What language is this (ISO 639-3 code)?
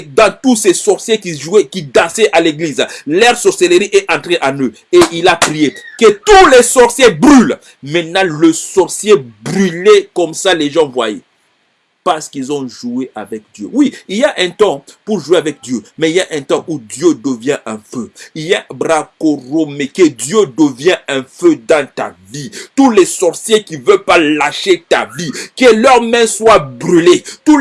fra